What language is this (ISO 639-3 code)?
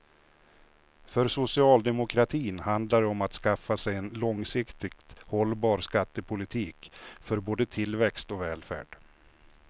swe